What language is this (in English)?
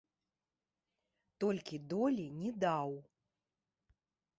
Belarusian